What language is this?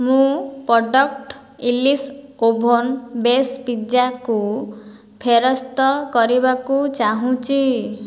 Odia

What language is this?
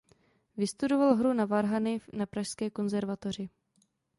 Czech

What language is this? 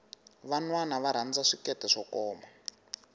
Tsonga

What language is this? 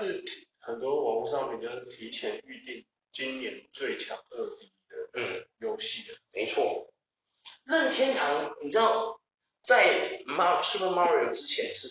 Chinese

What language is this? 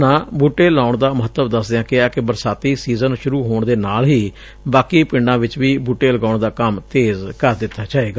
Punjabi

